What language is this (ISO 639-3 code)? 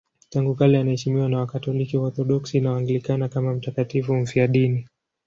swa